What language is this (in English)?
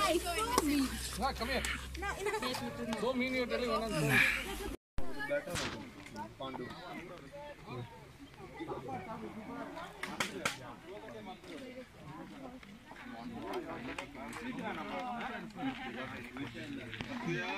English